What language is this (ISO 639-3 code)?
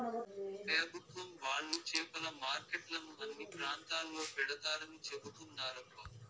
tel